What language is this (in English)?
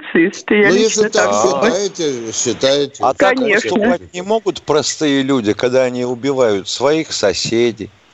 Russian